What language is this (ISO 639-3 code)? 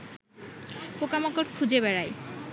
ben